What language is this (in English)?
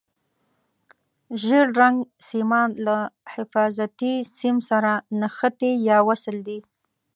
Pashto